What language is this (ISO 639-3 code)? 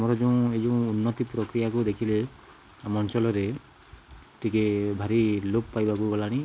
ori